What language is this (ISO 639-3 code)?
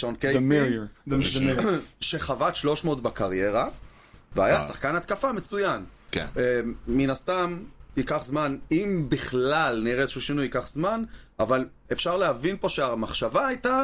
heb